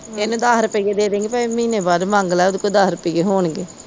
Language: Punjabi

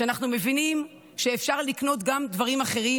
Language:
Hebrew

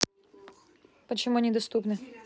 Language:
Russian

